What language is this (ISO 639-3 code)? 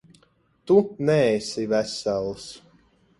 lav